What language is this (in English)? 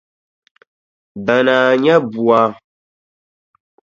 Dagbani